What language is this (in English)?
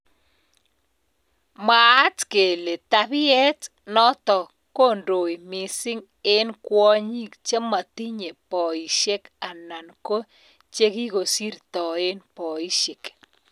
Kalenjin